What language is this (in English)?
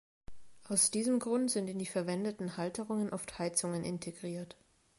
German